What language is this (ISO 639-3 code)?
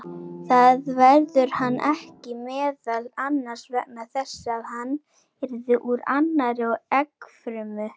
isl